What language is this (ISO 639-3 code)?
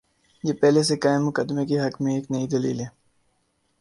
urd